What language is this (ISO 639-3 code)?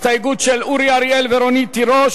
heb